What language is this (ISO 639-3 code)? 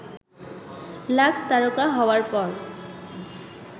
ben